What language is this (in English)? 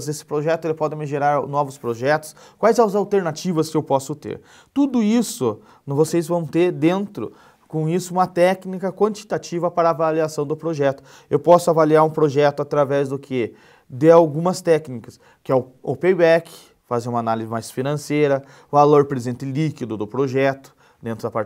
Portuguese